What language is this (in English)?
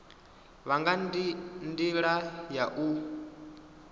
Venda